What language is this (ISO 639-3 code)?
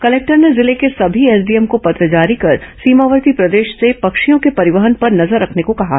hin